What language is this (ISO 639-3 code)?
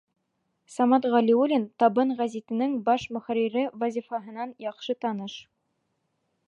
bak